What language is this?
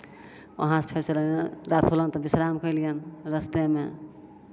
Maithili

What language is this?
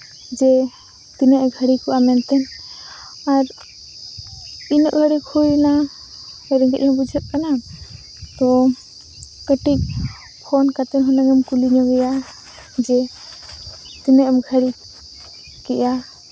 Santali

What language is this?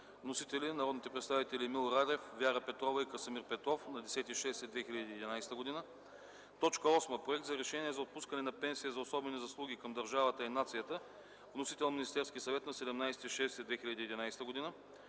Bulgarian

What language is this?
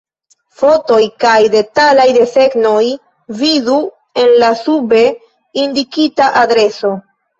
Esperanto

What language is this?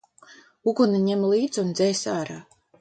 Latvian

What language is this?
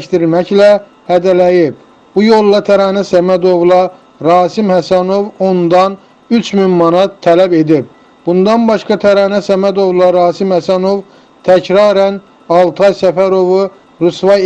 Turkish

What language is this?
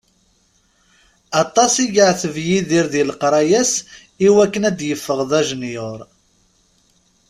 Kabyle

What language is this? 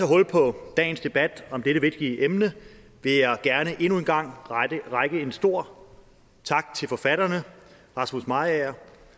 Danish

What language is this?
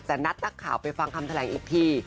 Thai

